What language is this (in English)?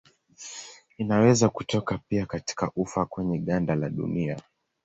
Swahili